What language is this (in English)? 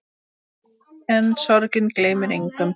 Icelandic